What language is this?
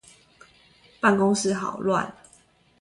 Chinese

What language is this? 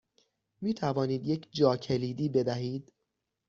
Persian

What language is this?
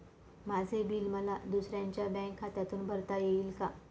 Marathi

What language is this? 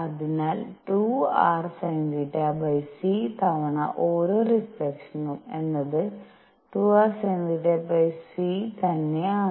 Malayalam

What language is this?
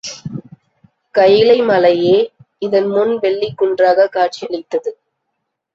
Tamil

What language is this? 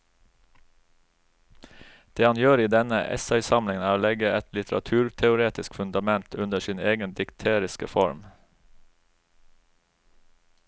Norwegian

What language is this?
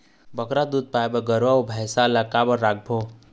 Chhattisgarhi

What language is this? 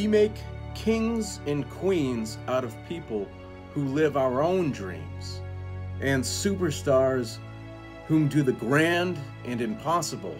English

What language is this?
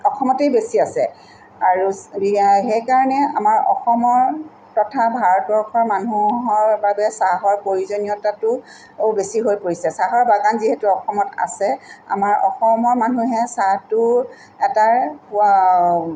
Assamese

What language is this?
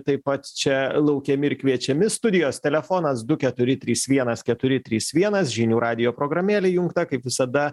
Lithuanian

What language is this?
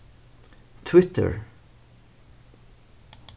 Faroese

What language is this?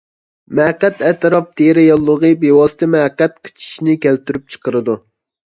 Uyghur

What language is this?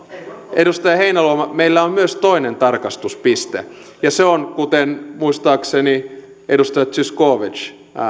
Finnish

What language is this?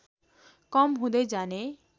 Nepali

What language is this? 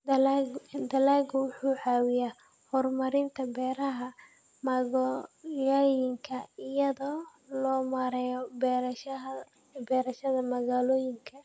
Somali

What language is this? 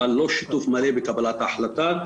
Hebrew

